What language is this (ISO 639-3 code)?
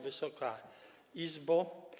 pol